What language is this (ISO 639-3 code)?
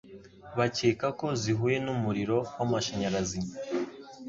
kin